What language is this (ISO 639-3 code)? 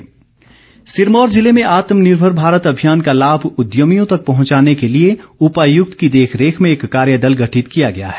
hin